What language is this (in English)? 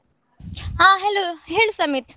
Kannada